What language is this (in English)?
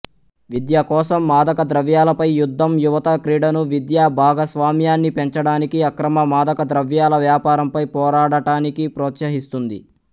Telugu